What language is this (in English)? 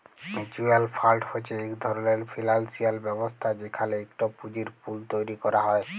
Bangla